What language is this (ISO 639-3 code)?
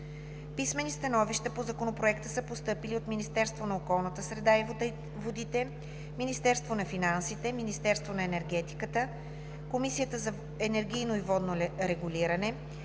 bul